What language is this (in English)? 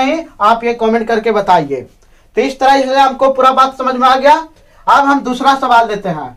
Hindi